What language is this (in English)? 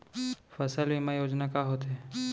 Chhattisgarhi